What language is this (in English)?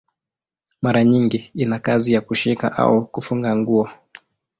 Swahili